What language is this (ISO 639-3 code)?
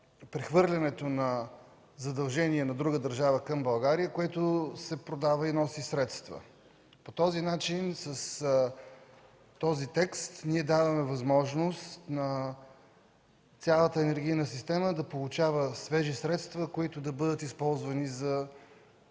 bul